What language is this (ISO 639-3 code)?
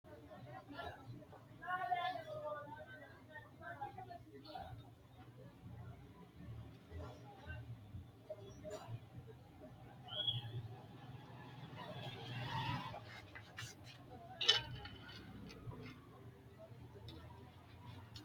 sid